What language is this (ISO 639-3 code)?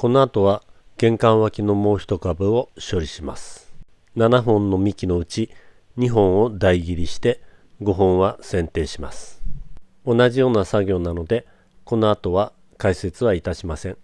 jpn